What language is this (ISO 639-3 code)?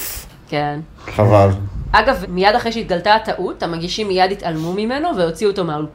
heb